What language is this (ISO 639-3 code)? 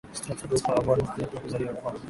swa